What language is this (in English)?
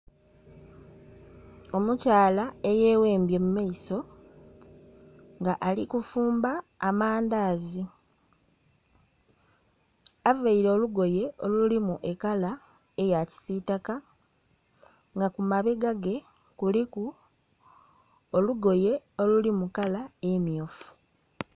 Soga